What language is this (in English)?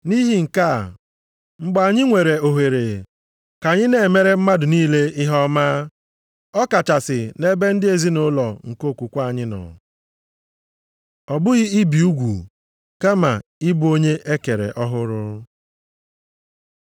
Igbo